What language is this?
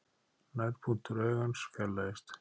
Icelandic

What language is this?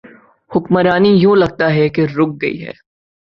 Urdu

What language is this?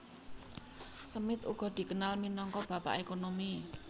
Javanese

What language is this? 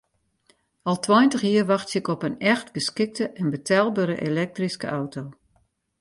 Western Frisian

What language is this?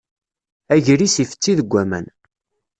Kabyle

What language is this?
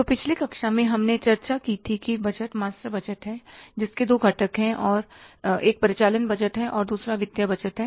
Hindi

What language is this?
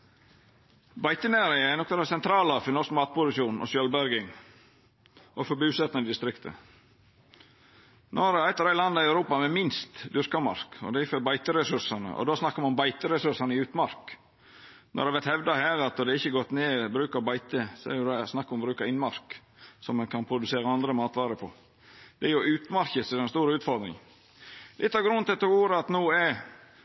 Norwegian Nynorsk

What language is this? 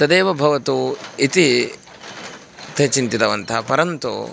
Sanskrit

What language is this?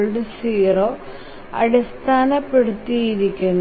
Malayalam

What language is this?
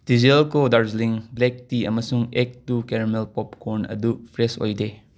Manipuri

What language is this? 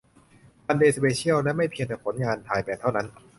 Thai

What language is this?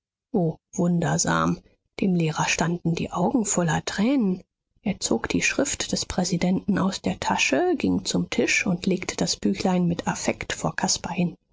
German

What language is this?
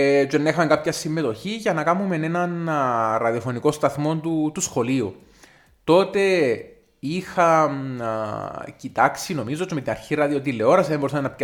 Greek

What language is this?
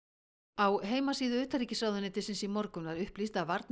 Icelandic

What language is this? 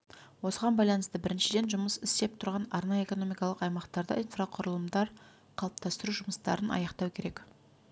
Kazakh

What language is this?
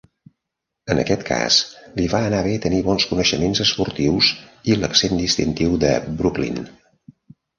Catalan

